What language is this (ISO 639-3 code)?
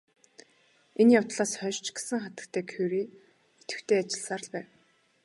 mon